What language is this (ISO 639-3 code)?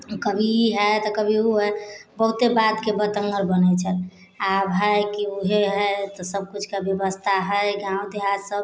mai